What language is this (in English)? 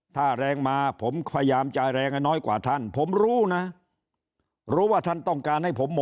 Thai